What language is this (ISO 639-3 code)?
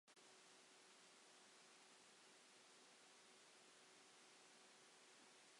cym